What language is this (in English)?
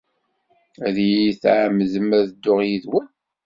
Kabyle